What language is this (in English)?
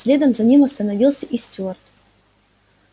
Russian